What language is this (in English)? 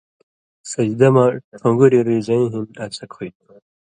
Indus Kohistani